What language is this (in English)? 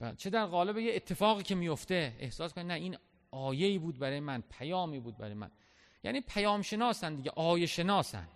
Persian